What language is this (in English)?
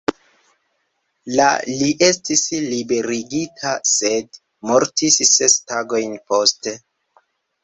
Esperanto